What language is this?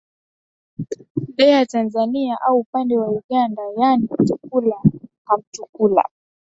Swahili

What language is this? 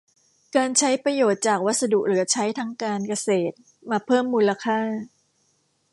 Thai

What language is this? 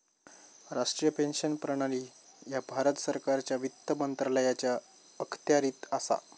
Marathi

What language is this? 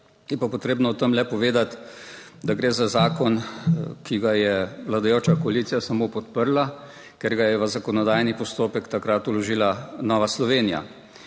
Slovenian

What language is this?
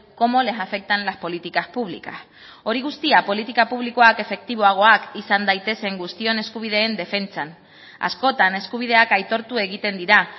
Basque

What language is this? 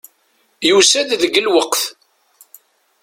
Kabyle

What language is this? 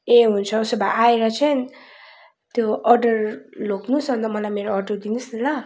Nepali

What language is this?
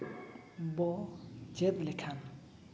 Santali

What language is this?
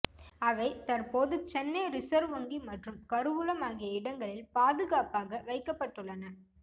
Tamil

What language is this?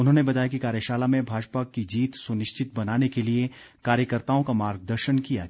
Hindi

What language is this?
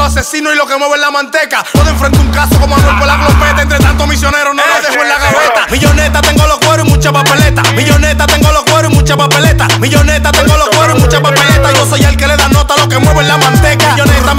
Spanish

